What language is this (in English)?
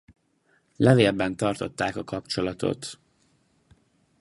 Hungarian